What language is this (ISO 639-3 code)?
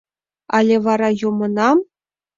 chm